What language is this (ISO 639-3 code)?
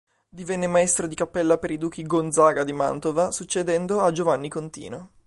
ita